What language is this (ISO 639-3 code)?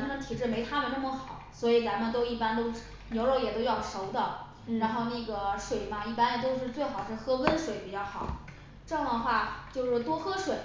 zho